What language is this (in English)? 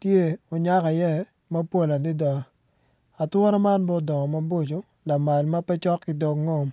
Acoli